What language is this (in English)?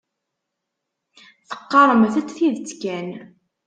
Kabyle